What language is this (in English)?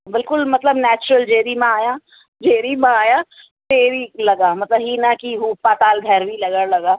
Sindhi